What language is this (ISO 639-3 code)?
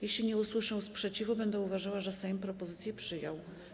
pol